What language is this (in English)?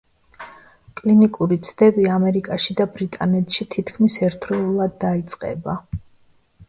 Georgian